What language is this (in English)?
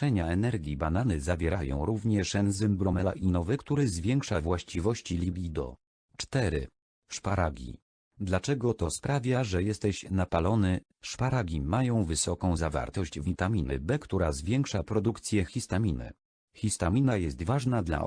Polish